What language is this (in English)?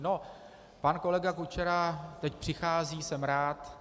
Czech